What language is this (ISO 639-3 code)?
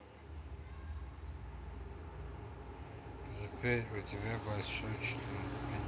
rus